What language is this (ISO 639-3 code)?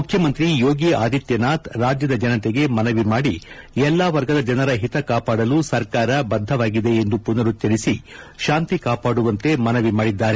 kan